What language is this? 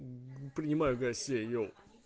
Russian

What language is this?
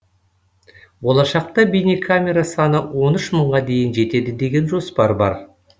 Kazakh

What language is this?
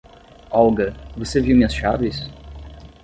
Portuguese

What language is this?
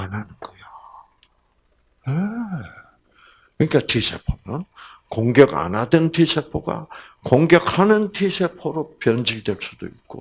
Korean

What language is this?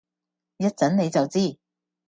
Cantonese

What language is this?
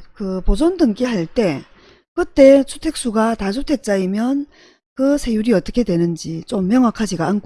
Korean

